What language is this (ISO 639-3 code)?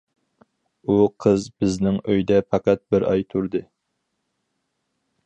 uig